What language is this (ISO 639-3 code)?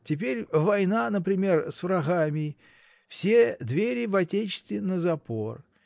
rus